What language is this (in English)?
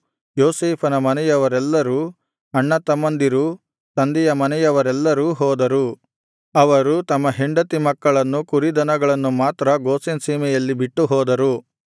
Kannada